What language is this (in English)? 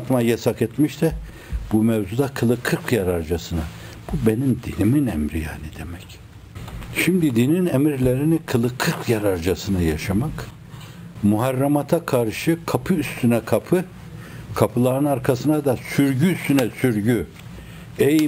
Turkish